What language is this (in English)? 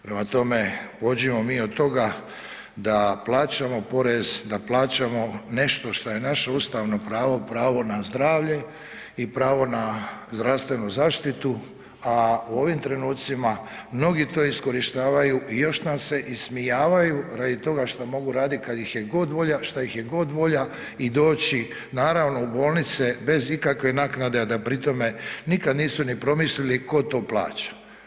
Croatian